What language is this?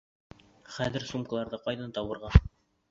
Bashkir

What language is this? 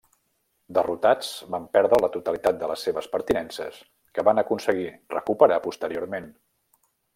Catalan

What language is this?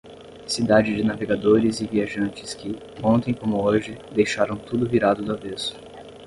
Portuguese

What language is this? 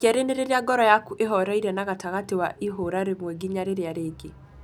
Kikuyu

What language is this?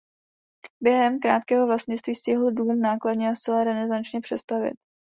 Czech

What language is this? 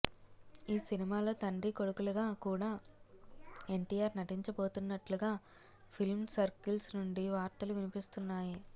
Telugu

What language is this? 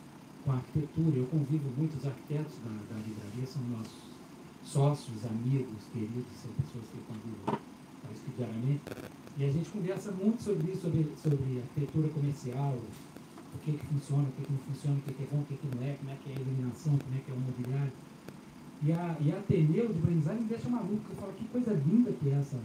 Portuguese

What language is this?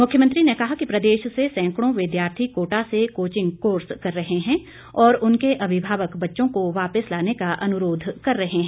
Hindi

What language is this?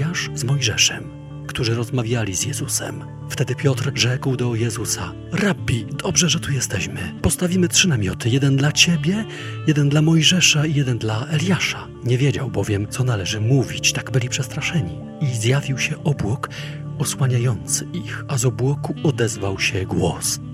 Polish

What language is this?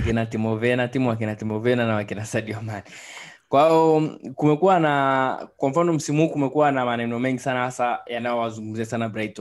Swahili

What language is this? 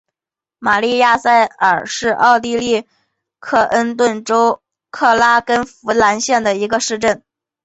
Chinese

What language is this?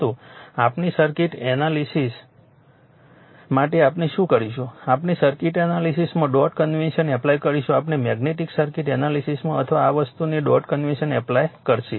Gujarati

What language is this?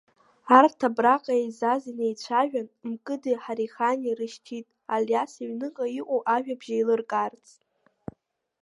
Abkhazian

